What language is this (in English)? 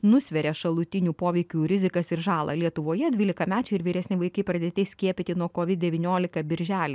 Lithuanian